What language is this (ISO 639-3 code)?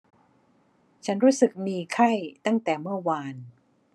tha